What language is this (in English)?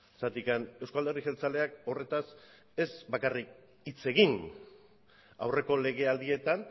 Basque